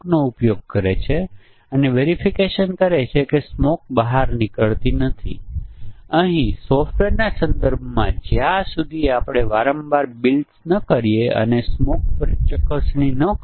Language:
Gujarati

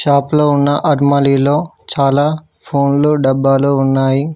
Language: Telugu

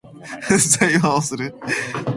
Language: Japanese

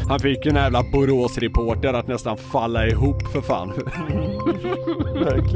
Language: Swedish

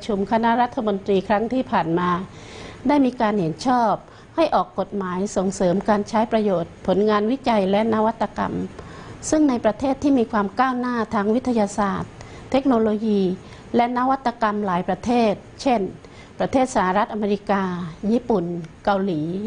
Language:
Thai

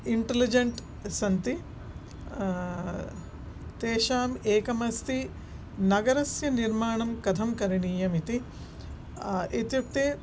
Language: Sanskrit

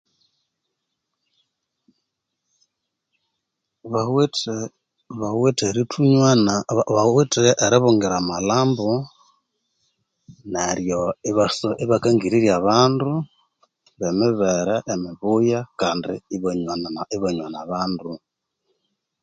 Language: Konzo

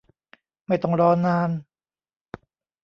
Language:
Thai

